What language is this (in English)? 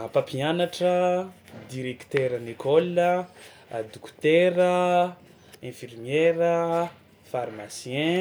Tsimihety Malagasy